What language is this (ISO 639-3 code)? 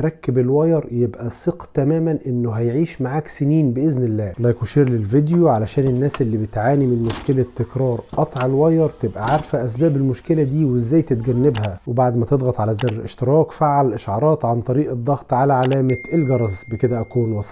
ara